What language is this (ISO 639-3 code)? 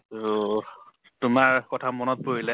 asm